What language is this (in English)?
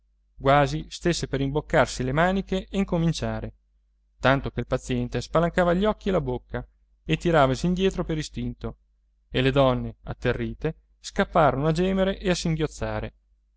Italian